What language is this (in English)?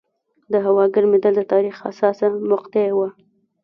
Pashto